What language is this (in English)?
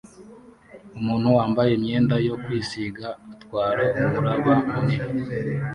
Kinyarwanda